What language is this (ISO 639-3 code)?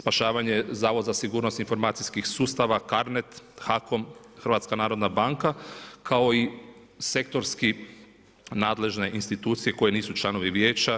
hrv